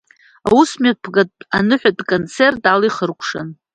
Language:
Abkhazian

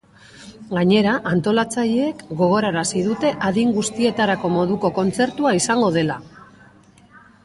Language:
Basque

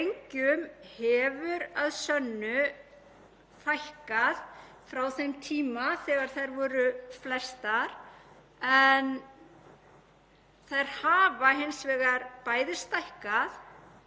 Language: Icelandic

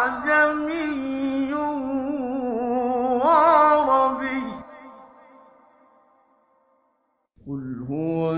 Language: Arabic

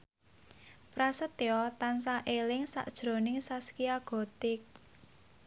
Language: Javanese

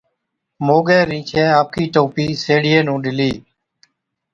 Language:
Od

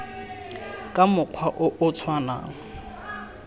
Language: Tswana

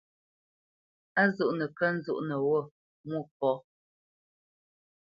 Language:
Bamenyam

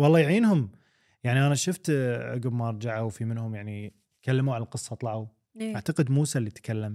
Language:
Arabic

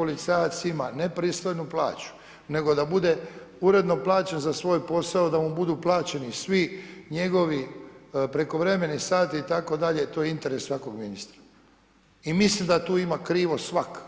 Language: Croatian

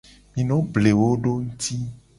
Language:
Gen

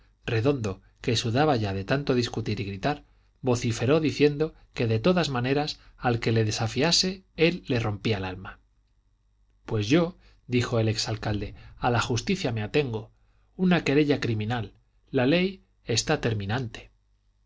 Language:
Spanish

